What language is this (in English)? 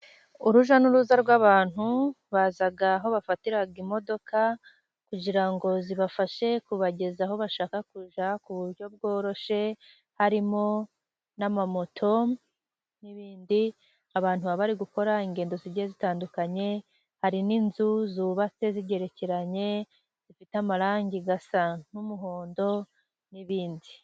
Kinyarwanda